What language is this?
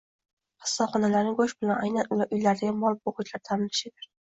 Uzbek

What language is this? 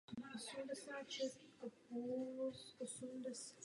Czech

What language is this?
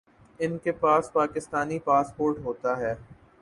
Urdu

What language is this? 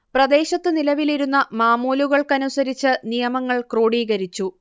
Malayalam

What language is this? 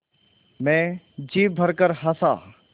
Hindi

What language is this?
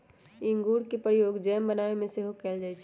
Magahi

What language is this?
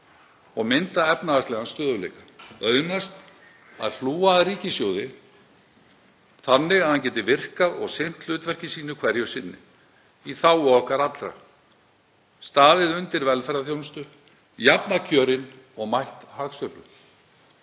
Icelandic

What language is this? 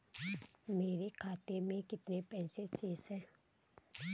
Hindi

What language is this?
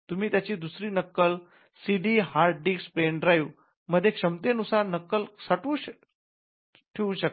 Marathi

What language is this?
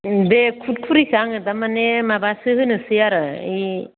Bodo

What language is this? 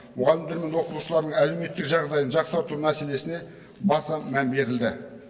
Kazakh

